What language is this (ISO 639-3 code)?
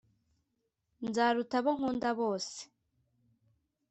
kin